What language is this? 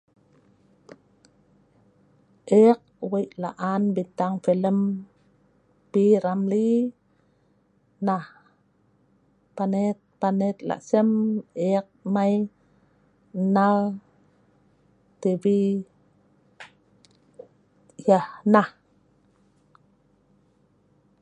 Sa'ban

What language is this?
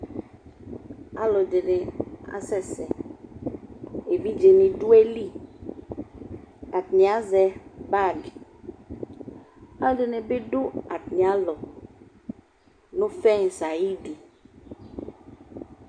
Ikposo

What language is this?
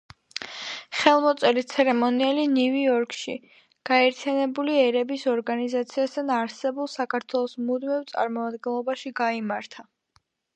Georgian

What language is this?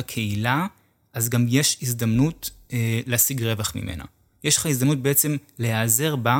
Hebrew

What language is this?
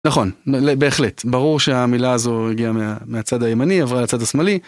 Hebrew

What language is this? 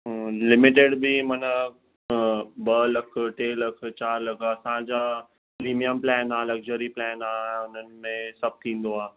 Sindhi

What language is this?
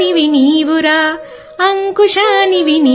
Telugu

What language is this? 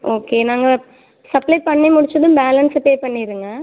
Tamil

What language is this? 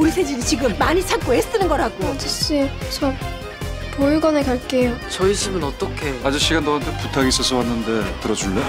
Korean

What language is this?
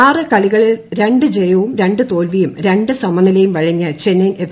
Malayalam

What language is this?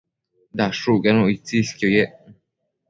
Matsés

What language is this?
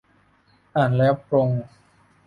Thai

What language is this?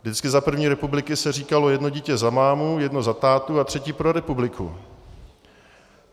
Czech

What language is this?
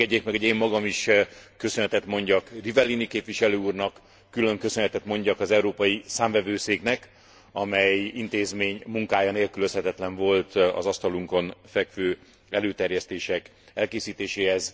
Hungarian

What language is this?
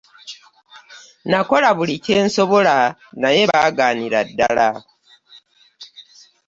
Ganda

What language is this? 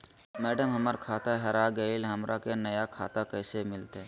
Magahi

